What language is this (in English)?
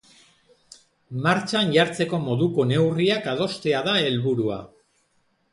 Basque